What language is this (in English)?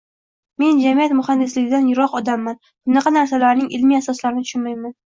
Uzbek